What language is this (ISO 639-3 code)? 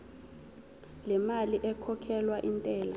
zul